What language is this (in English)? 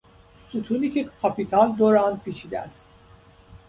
Persian